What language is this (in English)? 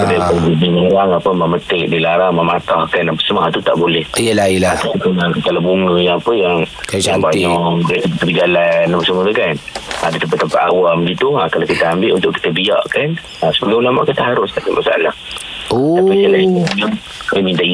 Malay